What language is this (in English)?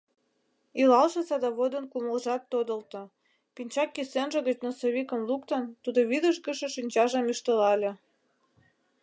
Mari